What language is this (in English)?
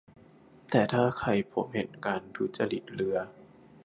Thai